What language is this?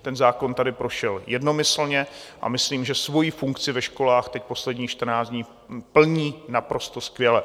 Czech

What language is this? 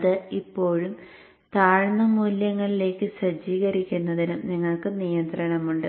Malayalam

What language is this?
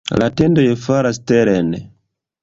Esperanto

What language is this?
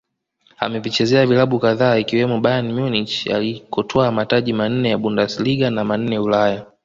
Swahili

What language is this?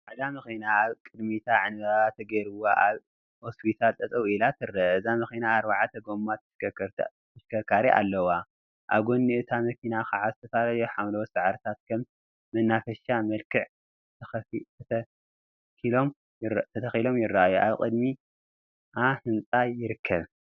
Tigrinya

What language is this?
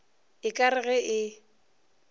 Northern Sotho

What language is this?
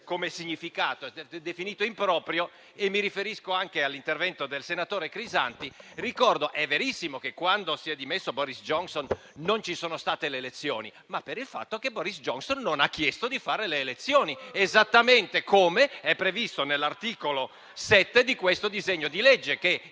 Italian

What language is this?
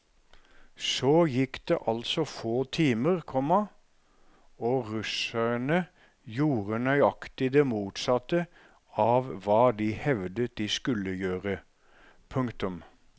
Norwegian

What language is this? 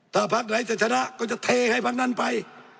Thai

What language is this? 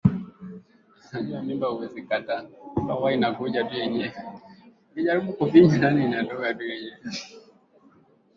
Swahili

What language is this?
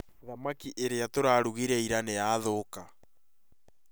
Kikuyu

